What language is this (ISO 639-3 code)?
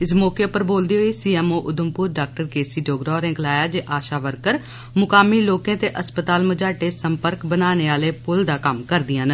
doi